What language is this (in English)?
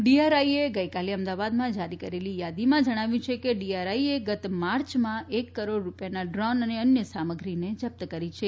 Gujarati